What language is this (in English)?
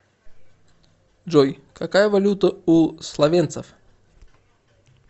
Russian